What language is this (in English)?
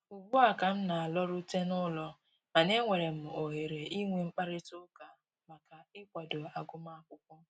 Igbo